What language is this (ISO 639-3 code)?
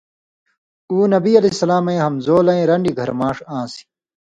mvy